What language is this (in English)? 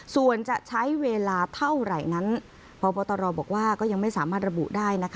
Thai